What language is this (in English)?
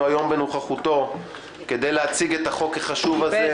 Hebrew